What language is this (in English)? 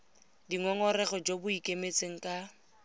Tswana